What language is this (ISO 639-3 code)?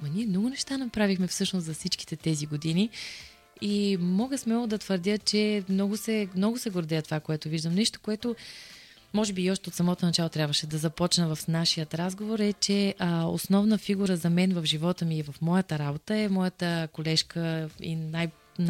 bul